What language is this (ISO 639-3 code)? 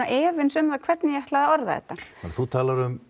isl